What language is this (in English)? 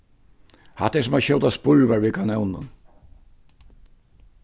Faroese